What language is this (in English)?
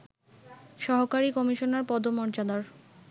Bangla